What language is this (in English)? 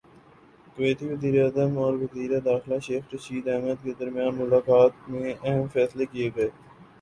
Urdu